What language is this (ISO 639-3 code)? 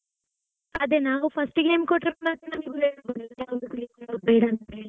kan